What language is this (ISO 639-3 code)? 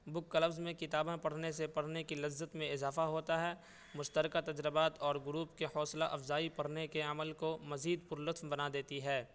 urd